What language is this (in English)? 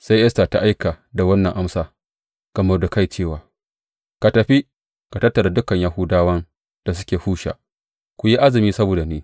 Hausa